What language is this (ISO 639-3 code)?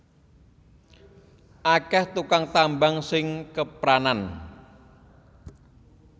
jav